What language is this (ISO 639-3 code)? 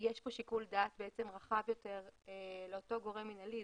heb